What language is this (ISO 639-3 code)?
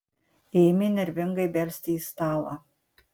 lit